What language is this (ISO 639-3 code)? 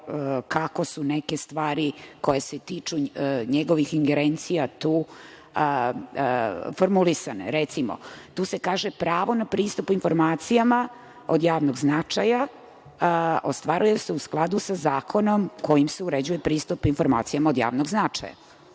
srp